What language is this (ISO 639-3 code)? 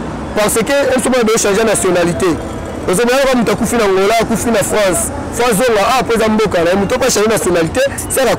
fra